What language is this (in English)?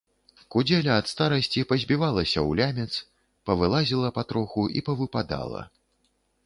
Belarusian